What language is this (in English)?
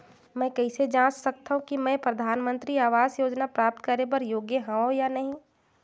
Chhattisgarhi